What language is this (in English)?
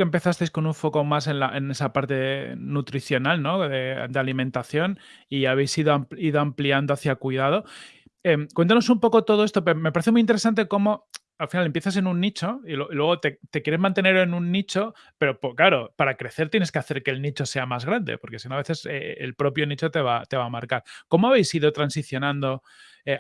Spanish